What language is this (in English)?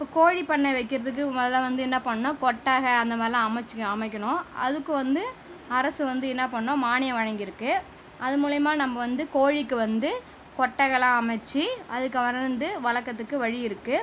Tamil